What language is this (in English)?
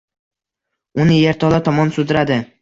Uzbek